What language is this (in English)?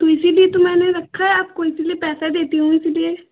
Hindi